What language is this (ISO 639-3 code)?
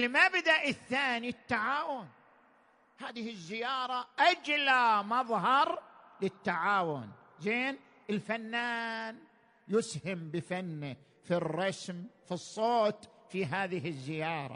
ara